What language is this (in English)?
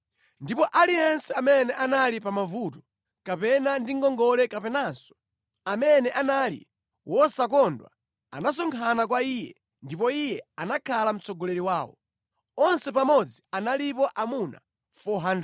Nyanja